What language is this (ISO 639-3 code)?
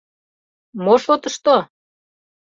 chm